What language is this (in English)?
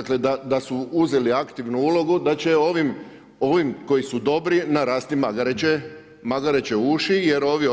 Croatian